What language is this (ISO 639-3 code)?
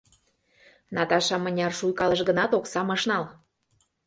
chm